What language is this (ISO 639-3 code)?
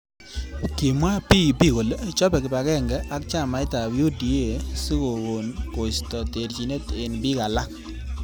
kln